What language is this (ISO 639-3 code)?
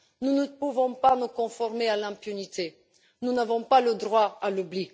fra